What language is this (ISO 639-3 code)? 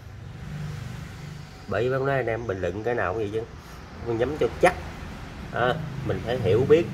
vie